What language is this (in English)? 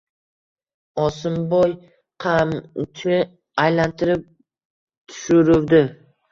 Uzbek